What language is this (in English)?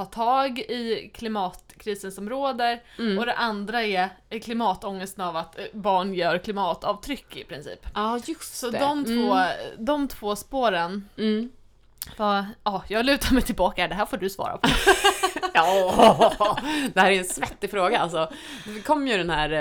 Swedish